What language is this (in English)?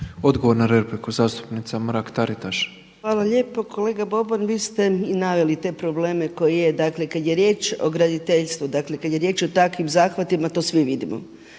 Croatian